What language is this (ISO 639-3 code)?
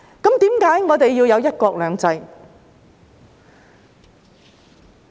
yue